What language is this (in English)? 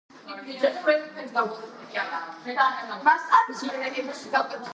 Georgian